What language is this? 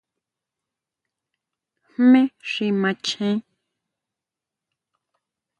Huautla Mazatec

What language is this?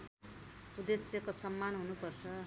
Nepali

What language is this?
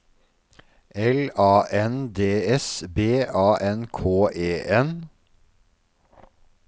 Norwegian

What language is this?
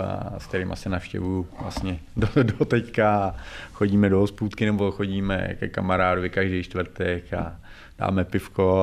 Czech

